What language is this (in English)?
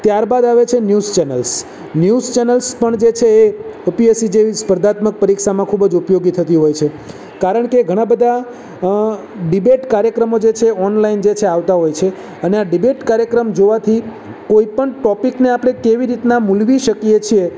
Gujarati